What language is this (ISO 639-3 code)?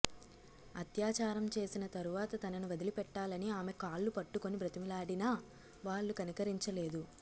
tel